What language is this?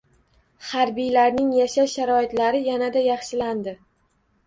Uzbek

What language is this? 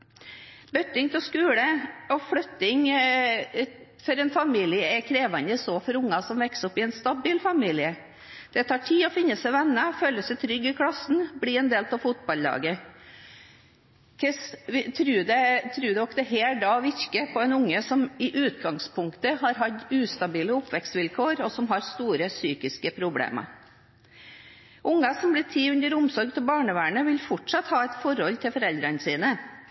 Norwegian Bokmål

